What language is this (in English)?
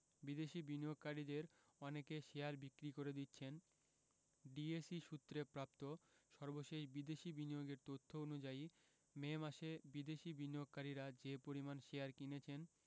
Bangla